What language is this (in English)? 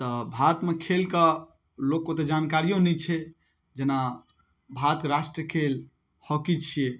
Maithili